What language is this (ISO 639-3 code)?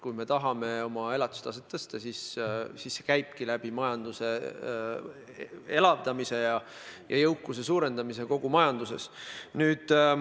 est